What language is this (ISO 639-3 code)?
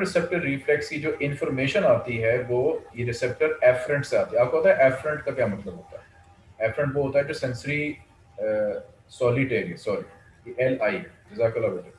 hin